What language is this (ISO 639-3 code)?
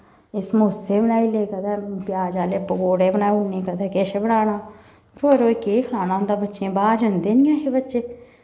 doi